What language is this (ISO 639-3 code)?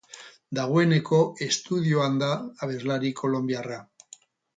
eus